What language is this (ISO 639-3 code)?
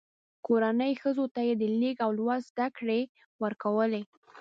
pus